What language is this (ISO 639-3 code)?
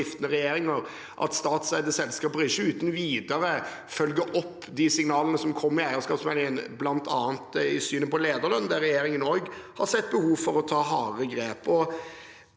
nor